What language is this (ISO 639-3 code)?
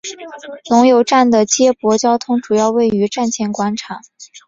zho